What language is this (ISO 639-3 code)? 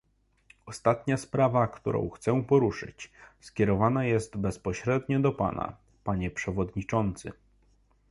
pol